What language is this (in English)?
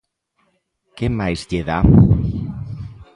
Galician